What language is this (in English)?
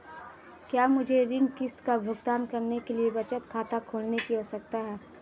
Hindi